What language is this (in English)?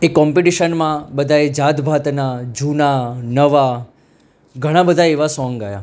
Gujarati